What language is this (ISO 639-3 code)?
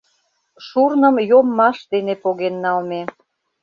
chm